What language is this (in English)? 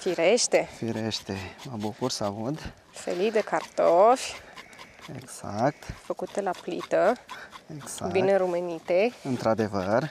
Romanian